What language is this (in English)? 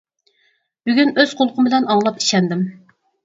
Uyghur